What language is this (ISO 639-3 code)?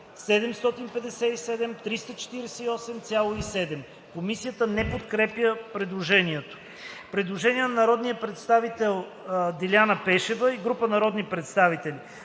bul